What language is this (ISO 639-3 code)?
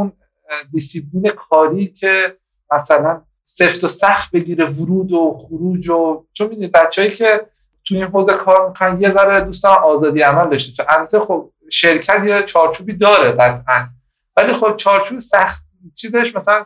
fas